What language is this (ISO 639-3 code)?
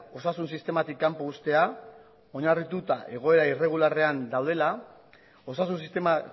eus